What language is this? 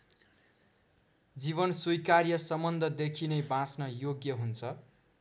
Nepali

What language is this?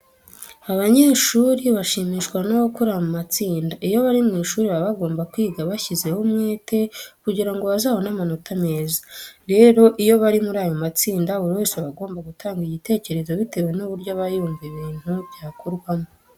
Kinyarwanda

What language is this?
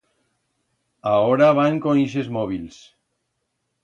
Aragonese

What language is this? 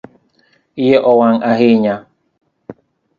Luo (Kenya and Tanzania)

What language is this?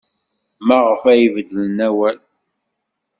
Kabyle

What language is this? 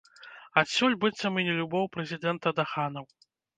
Belarusian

